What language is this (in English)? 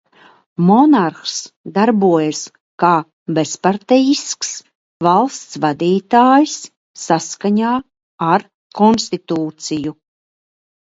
Latvian